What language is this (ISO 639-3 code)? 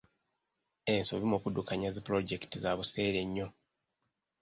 lug